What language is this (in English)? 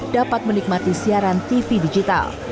Indonesian